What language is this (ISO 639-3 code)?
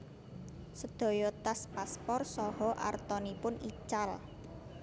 jav